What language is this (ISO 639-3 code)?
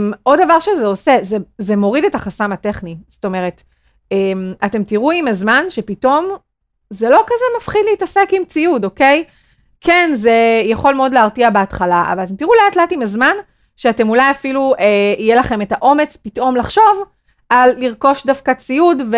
heb